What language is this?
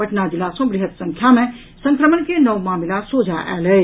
Maithili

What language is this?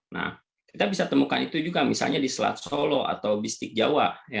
Indonesian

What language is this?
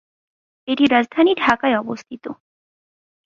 Bangla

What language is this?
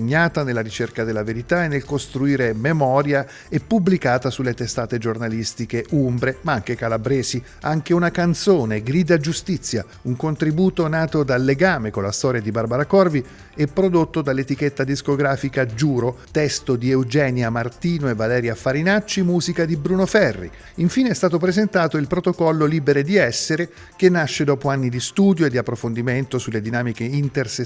Italian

